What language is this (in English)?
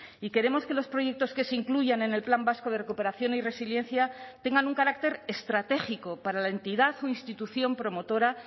Spanish